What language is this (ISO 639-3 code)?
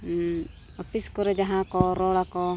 sat